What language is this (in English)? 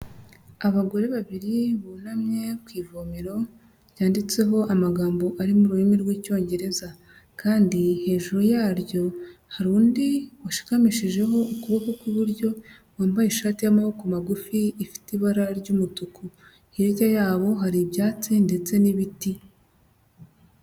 Kinyarwanda